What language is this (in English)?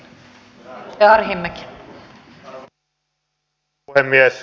Finnish